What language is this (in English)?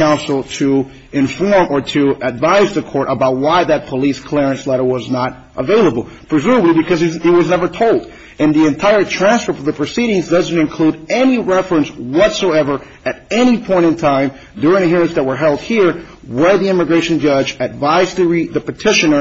English